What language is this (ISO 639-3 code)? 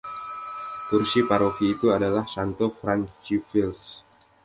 ind